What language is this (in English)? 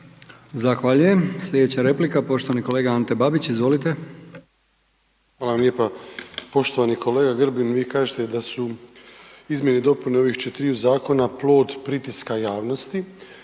Croatian